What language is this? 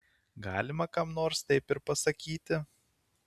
Lithuanian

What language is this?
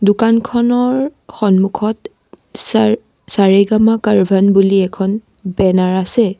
Assamese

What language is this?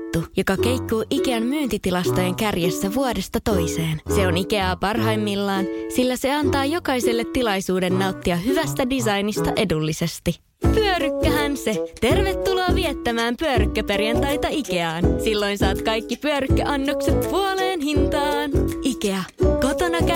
Finnish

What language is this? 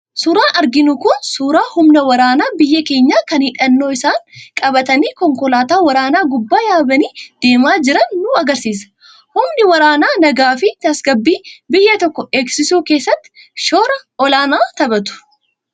Oromo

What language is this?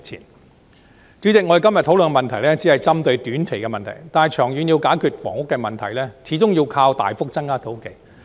Cantonese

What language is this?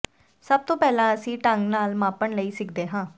Punjabi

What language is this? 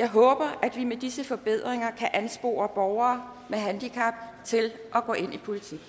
Danish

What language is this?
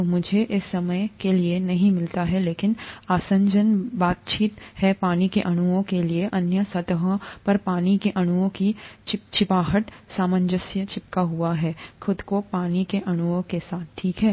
Hindi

